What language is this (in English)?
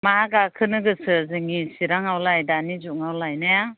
Bodo